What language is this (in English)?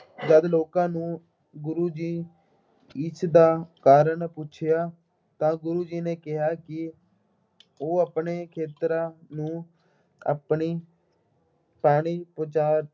Punjabi